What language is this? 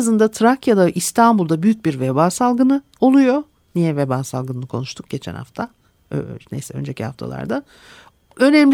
Turkish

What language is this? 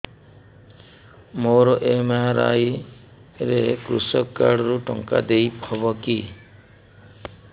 Odia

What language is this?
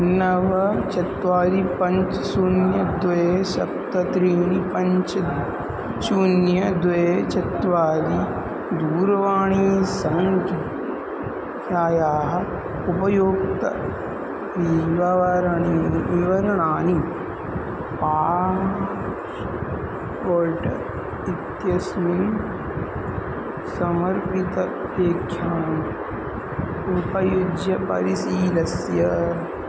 Sanskrit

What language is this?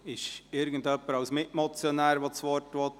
Swiss German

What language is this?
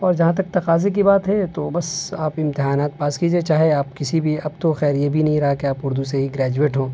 Urdu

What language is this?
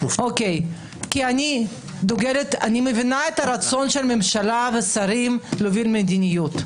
Hebrew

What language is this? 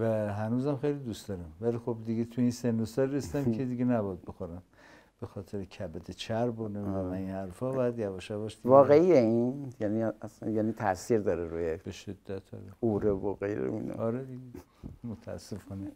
Persian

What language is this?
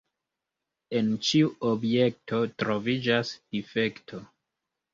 Esperanto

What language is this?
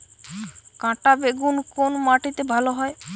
Bangla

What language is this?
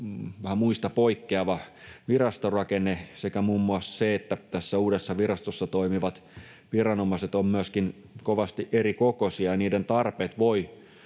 Finnish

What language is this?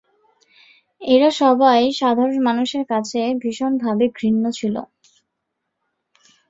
Bangla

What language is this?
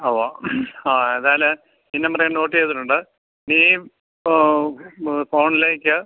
Malayalam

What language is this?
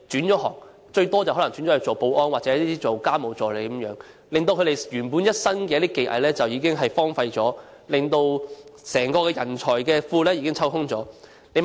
Cantonese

